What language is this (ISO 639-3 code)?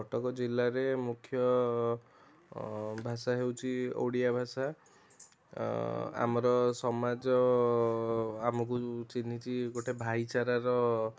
ori